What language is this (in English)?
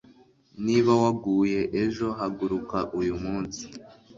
Kinyarwanda